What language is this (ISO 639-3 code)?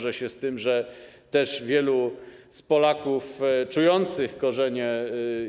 pol